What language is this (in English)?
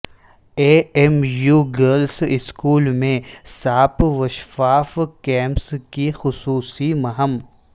Urdu